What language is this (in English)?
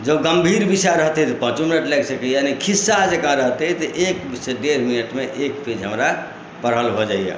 Maithili